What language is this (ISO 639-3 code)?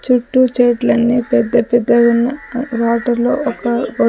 tel